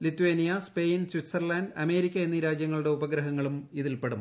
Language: Malayalam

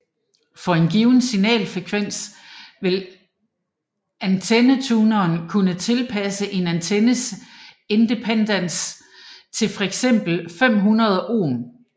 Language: Danish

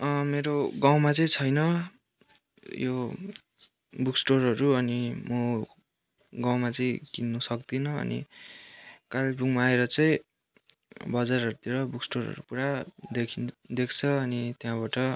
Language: Nepali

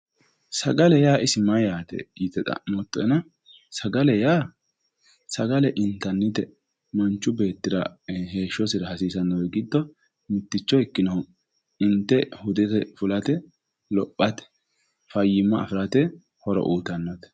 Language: Sidamo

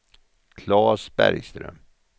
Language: Swedish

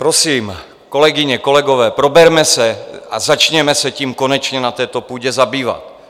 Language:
Czech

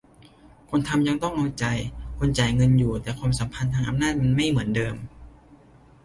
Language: Thai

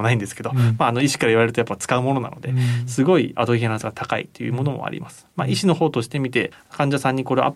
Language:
Japanese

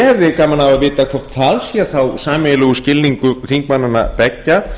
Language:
Icelandic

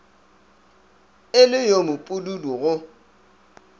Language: Northern Sotho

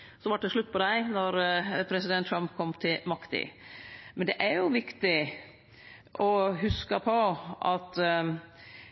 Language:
Norwegian Nynorsk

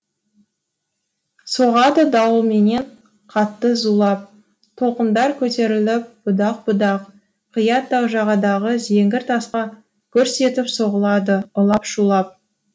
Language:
Kazakh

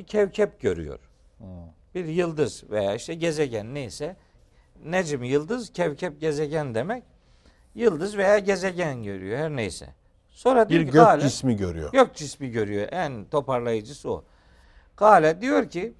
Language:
Turkish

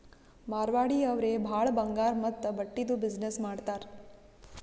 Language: Kannada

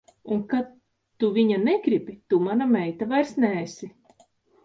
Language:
Latvian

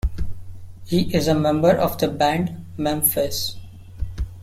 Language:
English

